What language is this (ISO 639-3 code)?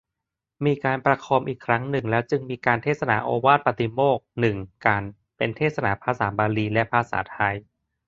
tha